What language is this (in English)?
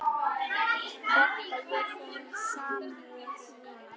Icelandic